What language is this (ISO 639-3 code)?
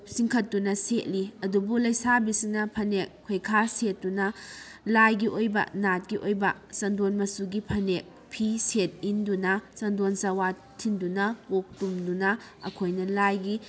mni